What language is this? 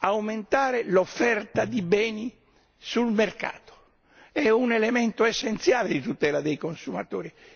Italian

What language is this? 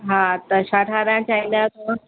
Sindhi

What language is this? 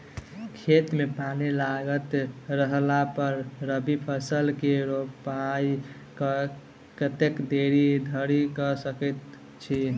Maithili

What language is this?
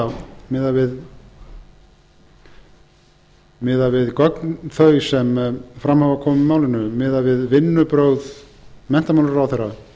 Icelandic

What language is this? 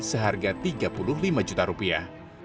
Indonesian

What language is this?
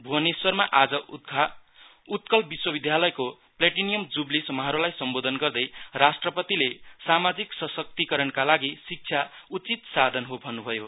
Nepali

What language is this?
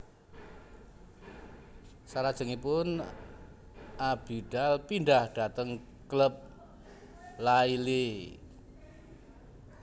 Javanese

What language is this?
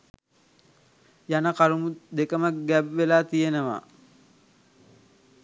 Sinhala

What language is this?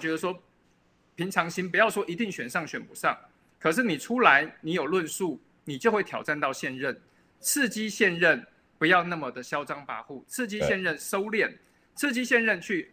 Chinese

